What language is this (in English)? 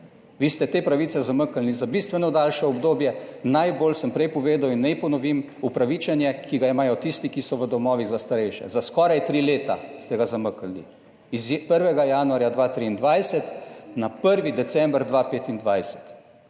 Slovenian